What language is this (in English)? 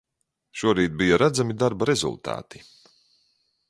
Latvian